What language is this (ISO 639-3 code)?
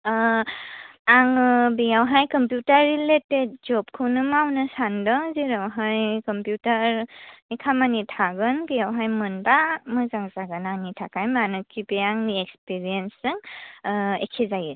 brx